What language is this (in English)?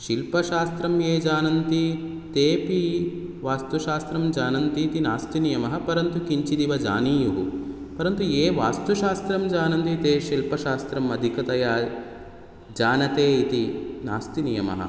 Sanskrit